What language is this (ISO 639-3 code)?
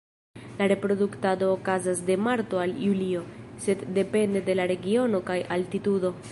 epo